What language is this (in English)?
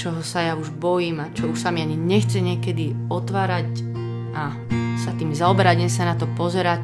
Slovak